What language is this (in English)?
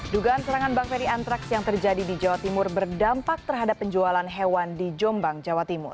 Indonesian